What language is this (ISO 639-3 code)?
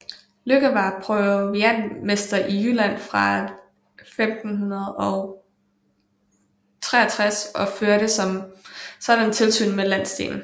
dan